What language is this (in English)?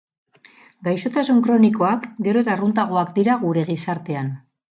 Basque